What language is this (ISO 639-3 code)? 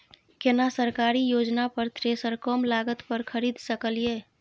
mai